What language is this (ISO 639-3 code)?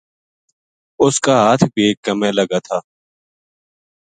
gju